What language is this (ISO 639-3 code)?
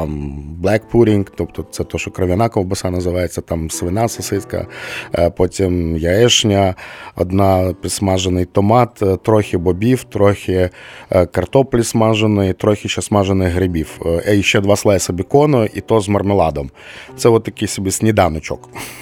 ukr